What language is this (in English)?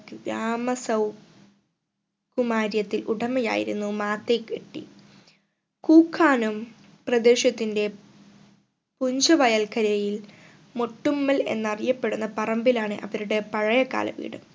Malayalam